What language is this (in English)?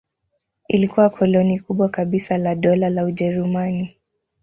Swahili